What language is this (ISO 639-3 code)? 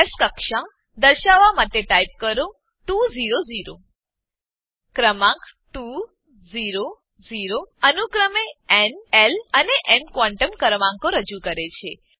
guj